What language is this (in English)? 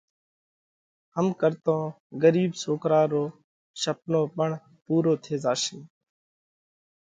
Parkari Koli